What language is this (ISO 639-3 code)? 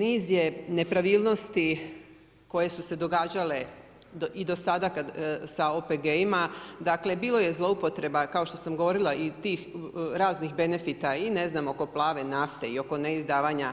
hrv